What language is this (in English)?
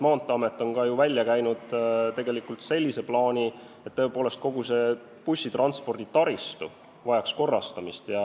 Estonian